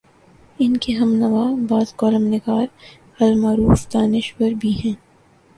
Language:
Urdu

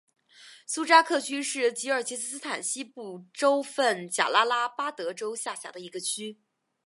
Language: Chinese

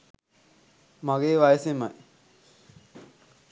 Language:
Sinhala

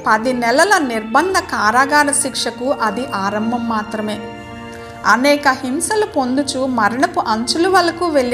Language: Telugu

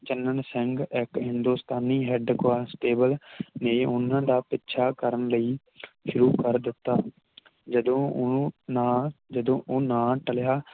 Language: Punjabi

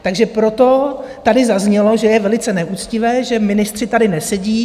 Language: Czech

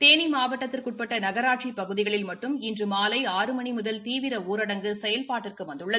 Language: Tamil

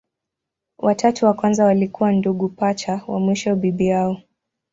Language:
Swahili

